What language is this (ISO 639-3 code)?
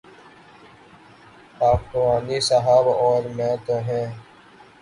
urd